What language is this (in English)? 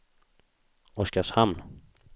Swedish